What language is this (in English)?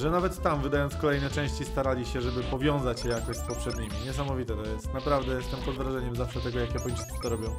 Polish